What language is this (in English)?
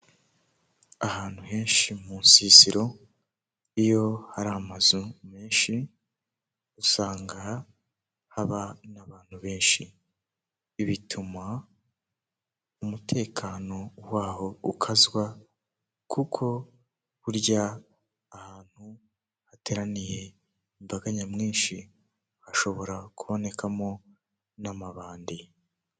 Kinyarwanda